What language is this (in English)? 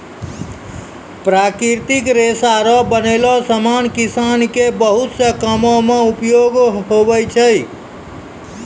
Maithili